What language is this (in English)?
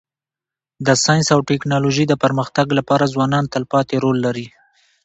Pashto